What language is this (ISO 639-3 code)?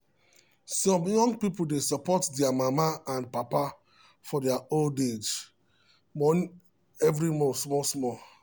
pcm